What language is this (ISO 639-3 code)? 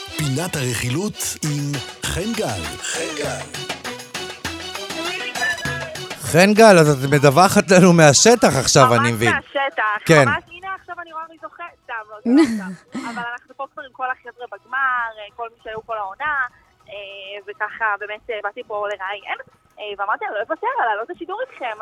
heb